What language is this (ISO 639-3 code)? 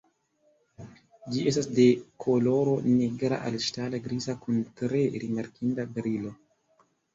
epo